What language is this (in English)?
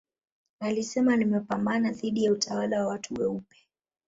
Swahili